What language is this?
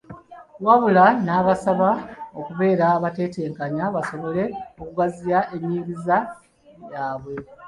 Ganda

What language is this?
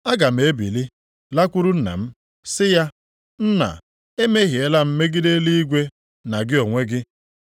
Igbo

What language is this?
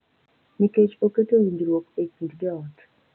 Luo (Kenya and Tanzania)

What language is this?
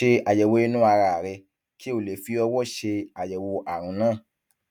Yoruba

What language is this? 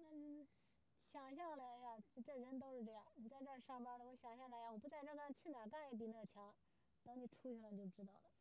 Chinese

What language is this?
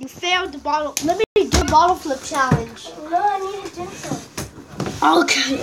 English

